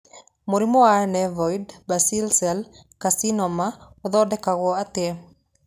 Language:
Kikuyu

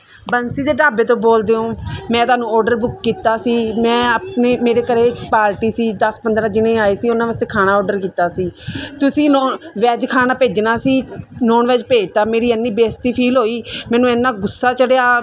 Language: Punjabi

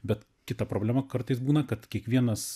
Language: Lithuanian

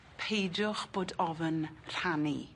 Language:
Welsh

